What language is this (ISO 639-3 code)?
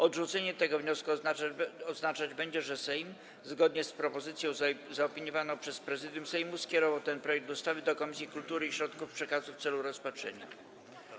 pol